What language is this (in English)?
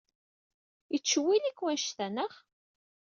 Kabyle